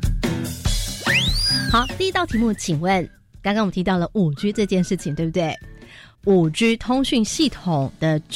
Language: Chinese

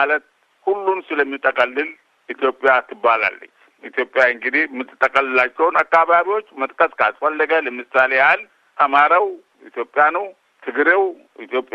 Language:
Amharic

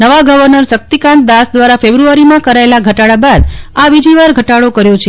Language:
Gujarati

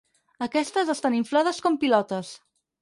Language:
Catalan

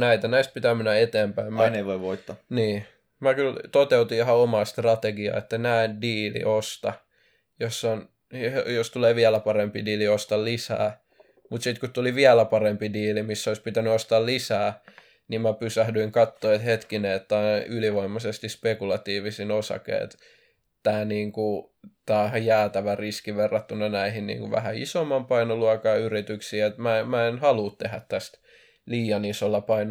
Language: Finnish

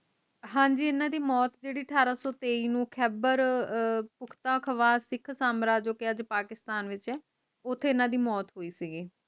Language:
Punjabi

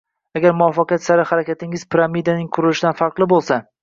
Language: Uzbek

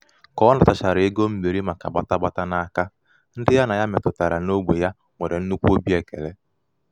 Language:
Igbo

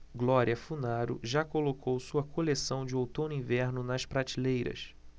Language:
Portuguese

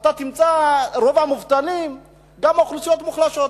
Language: Hebrew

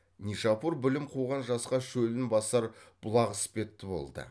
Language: Kazakh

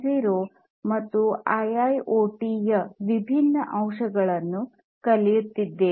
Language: Kannada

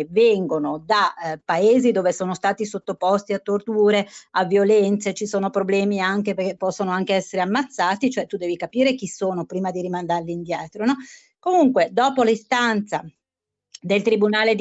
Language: Italian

